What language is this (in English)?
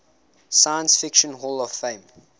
English